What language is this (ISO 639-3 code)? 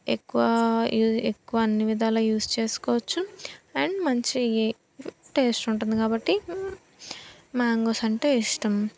tel